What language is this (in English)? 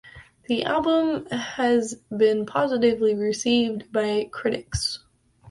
English